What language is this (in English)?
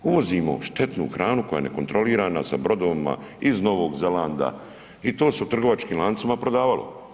Croatian